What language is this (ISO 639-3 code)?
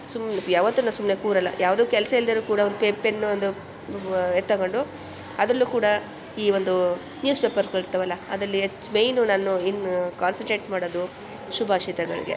kan